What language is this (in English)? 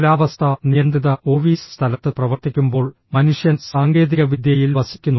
Malayalam